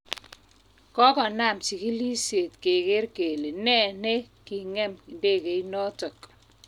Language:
Kalenjin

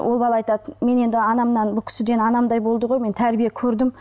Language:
Kazakh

